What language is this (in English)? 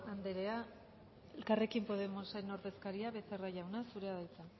Basque